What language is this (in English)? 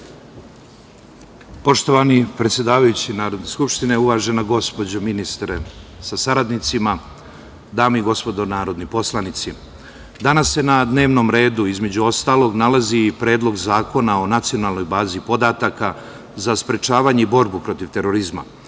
Serbian